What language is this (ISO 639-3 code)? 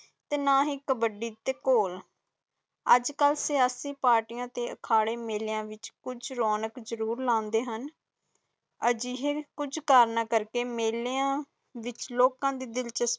pan